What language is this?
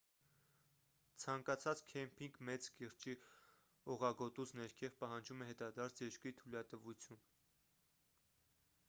Armenian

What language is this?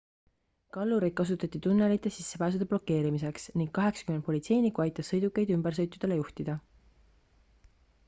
Estonian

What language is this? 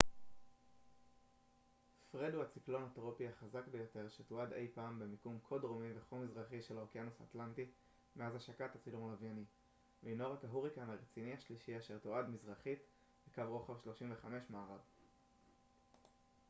Hebrew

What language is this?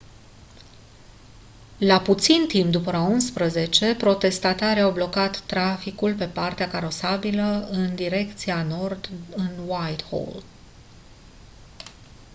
Romanian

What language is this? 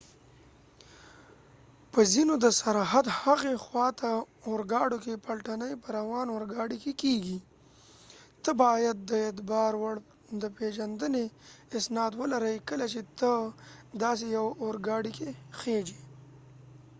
Pashto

